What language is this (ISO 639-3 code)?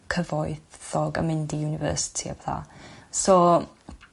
cym